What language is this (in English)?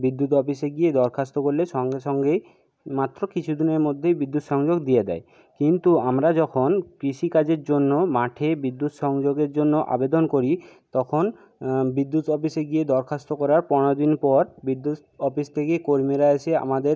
Bangla